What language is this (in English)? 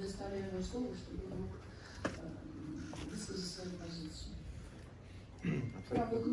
Russian